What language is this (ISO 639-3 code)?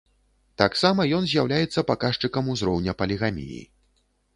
bel